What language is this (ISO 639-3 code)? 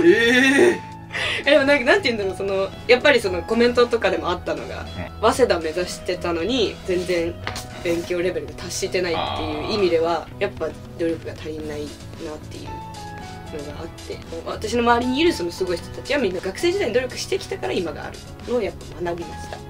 jpn